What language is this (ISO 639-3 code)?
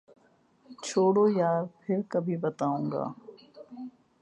urd